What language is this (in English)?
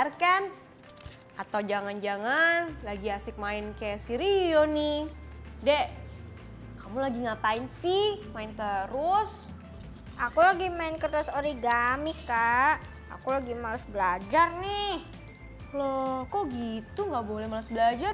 Indonesian